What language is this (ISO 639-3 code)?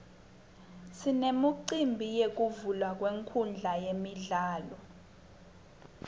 ssw